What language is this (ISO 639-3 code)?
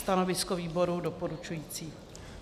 ces